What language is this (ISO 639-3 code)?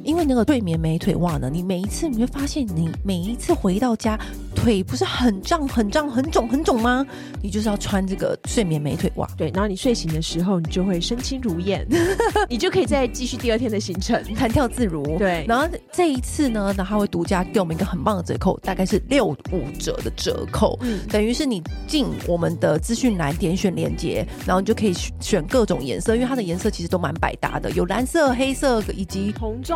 zho